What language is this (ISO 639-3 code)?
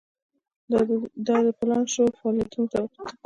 pus